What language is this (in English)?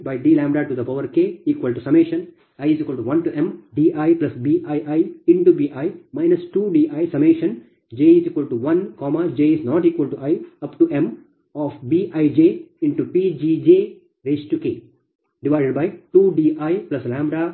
Kannada